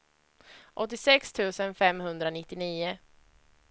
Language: Swedish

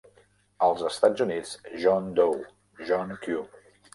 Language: Catalan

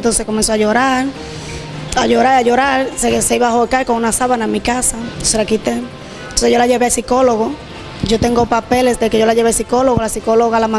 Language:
Spanish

